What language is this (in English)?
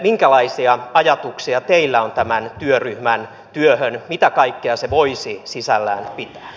Finnish